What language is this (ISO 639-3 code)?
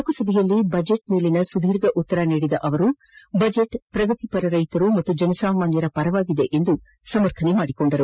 kan